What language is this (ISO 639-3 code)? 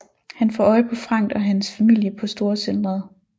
dan